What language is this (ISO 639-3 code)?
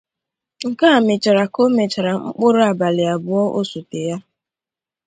ibo